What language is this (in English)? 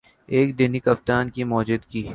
Urdu